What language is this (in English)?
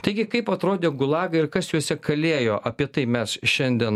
Lithuanian